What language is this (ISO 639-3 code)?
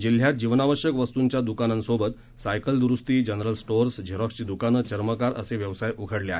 mar